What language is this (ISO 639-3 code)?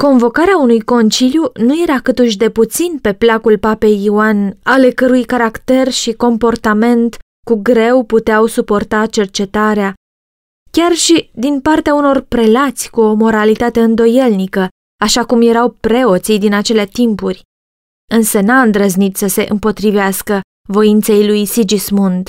ron